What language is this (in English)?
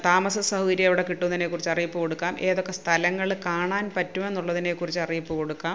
Malayalam